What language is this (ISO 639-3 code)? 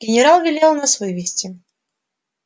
rus